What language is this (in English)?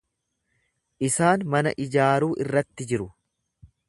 Oromo